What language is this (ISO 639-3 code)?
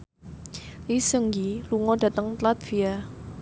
jav